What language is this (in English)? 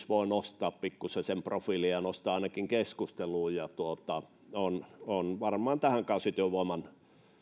Finnish